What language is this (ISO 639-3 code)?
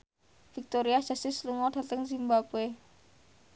jav